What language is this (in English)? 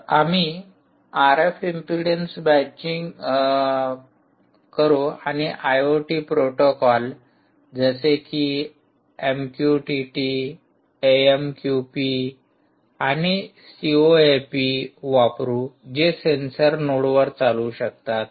Marathi